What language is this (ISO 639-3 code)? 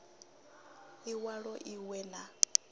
ven